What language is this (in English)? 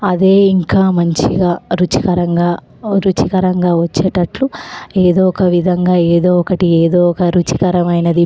Telugu